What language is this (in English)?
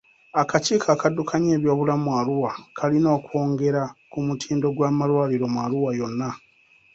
Ganda